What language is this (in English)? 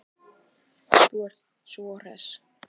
Icelandic